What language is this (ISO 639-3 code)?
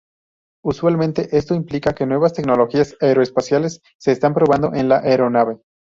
spa